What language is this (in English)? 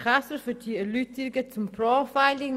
Swiss German